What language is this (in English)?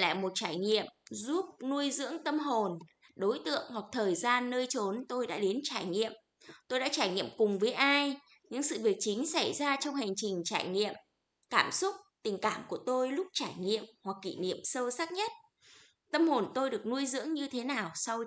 Vietnamese